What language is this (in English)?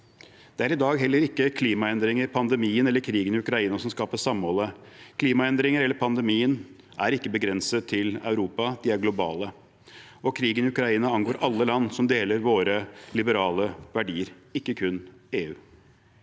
Norwegian